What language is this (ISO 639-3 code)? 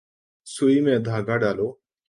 urd